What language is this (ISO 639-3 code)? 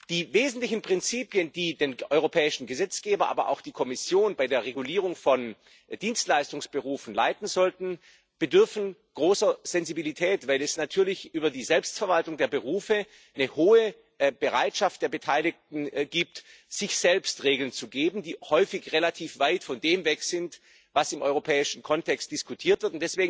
deu